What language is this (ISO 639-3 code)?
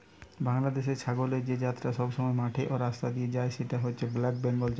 ben